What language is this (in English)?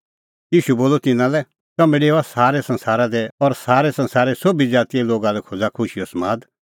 Kullu Pahari